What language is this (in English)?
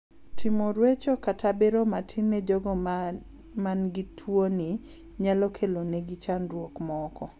Luo (Kenya and Tanzania)